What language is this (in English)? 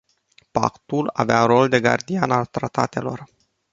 Romanian